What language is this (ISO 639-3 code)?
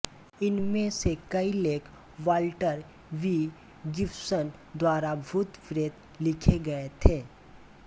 hin